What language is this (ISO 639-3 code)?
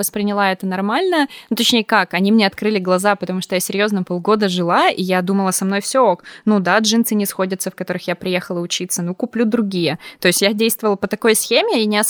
rus